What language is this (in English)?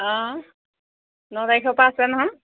Assamese